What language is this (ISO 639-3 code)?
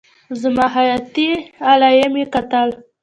pus